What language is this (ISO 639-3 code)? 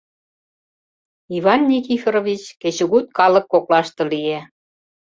chm